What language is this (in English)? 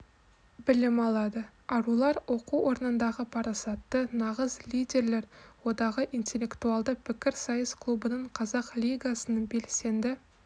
Kazakh